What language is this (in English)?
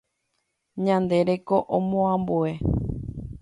Guarani